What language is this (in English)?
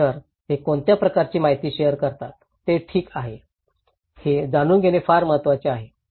Marathi